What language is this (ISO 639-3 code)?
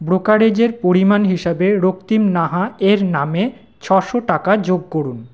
ben